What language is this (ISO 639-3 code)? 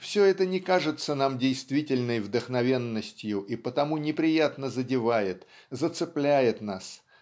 rus